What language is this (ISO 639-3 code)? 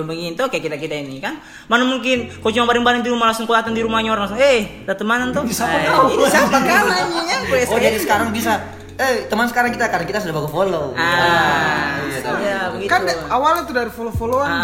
ind